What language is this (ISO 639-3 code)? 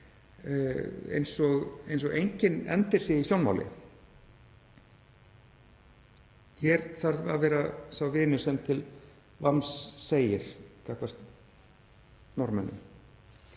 isl